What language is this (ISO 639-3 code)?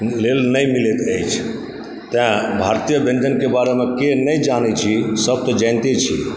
mai